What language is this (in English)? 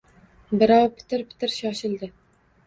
Uzbek